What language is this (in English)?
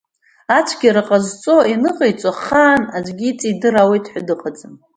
Abkhazian